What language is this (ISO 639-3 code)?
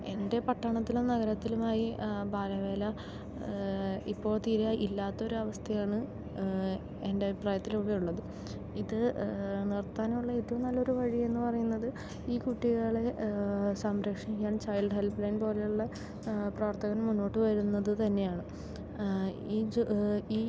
mal